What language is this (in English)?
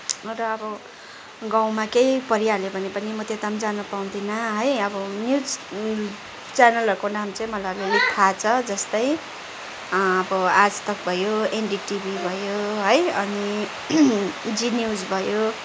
Nepali